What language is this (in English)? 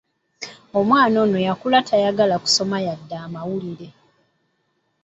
Ganda